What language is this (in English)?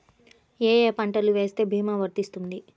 Telugu